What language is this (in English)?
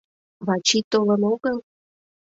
Mari